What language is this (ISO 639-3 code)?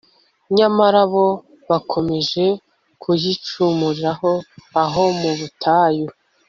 kin